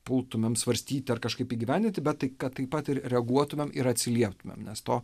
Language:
Lithuanian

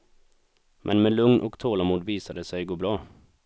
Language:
Swedish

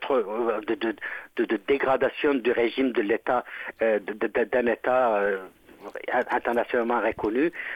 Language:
French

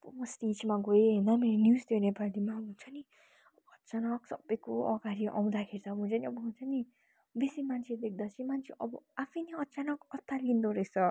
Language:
Nepali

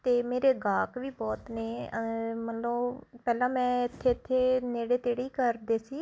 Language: Punjabi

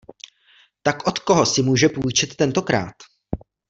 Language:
Czech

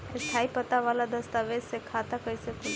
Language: Bhojpuri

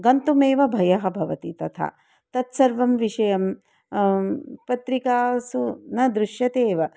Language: Sanskrit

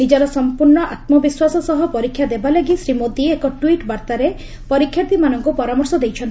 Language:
Odia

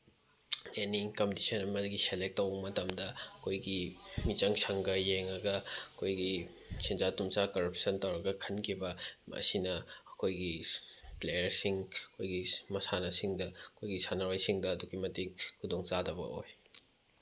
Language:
Manipuri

